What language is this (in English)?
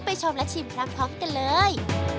Thai